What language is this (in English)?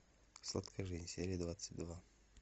Russian